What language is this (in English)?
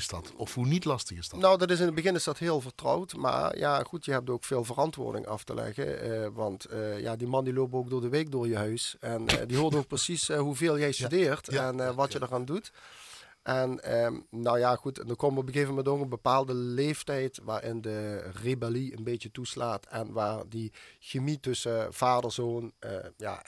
Dutch